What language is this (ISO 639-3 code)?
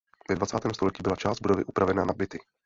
ces